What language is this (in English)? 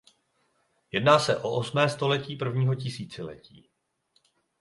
Czech